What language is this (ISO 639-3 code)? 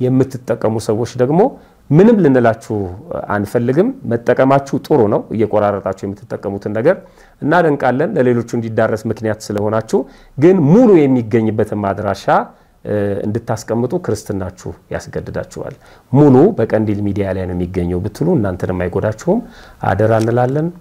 ara